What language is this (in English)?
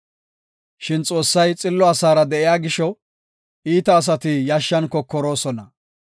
Gofa